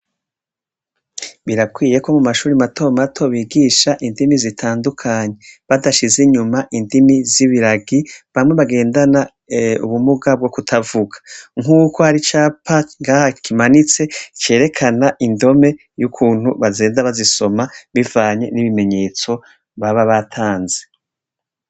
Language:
Rundi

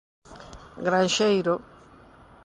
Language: Galician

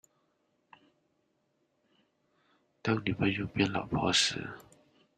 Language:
Chinese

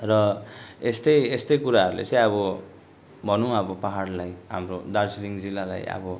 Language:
Nepali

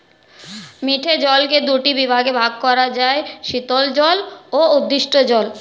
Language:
Bangla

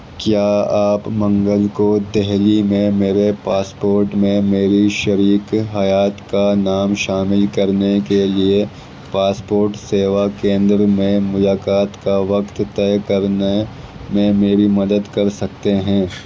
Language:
Urdu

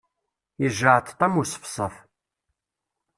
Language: Kabyle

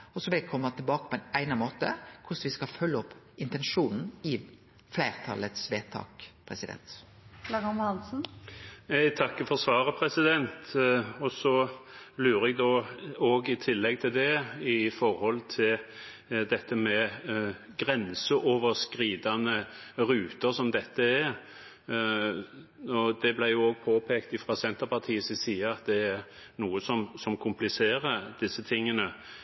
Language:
Norwegian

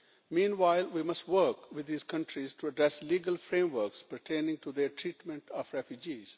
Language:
English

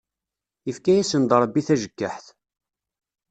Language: Kabyle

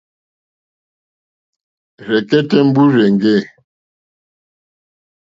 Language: Mokpwe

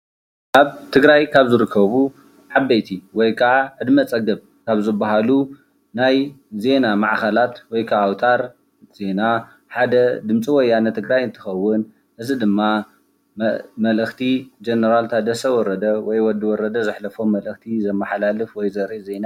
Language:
Tigrinya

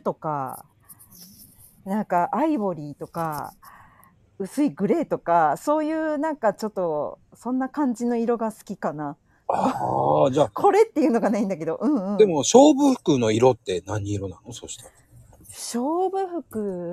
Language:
Japanese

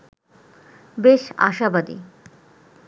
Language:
Bangla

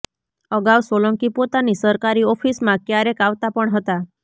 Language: Gujarati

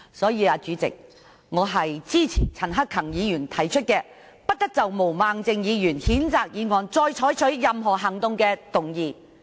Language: Cantonese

